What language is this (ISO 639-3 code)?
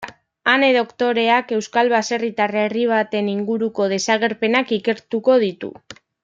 eus